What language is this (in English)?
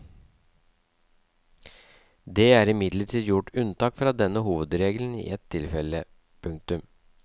Norwegian